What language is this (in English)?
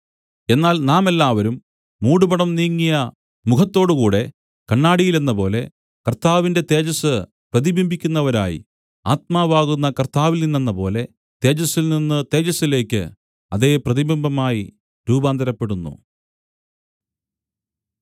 Malayalam